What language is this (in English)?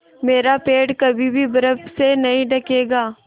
Hindi